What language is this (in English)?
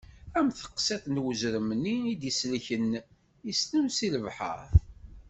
Kabyle